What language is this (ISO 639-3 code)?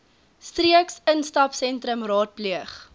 afr